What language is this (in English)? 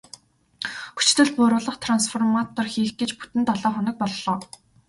Mongolian